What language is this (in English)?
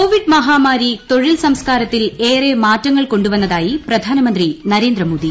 Malayalam